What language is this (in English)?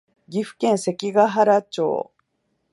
Japanese